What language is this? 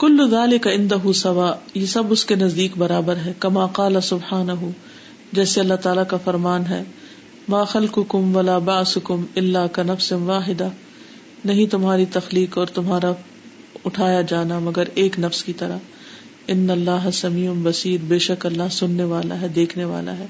Urdu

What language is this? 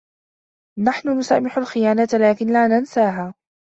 Arabic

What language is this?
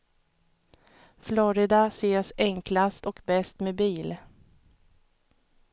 Swedish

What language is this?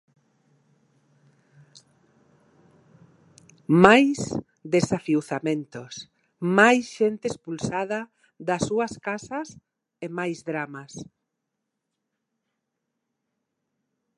Galician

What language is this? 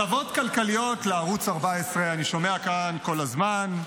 Hebrew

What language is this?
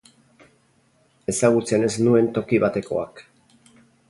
Basque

